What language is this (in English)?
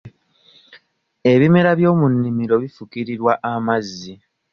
Ganda